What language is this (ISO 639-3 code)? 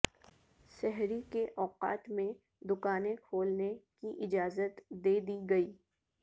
urd